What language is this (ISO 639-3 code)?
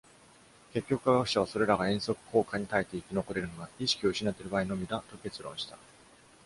jpn